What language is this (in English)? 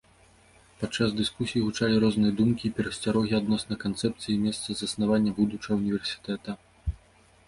Belarusian